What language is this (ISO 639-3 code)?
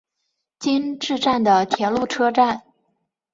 zho